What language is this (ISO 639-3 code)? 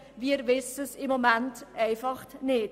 gsw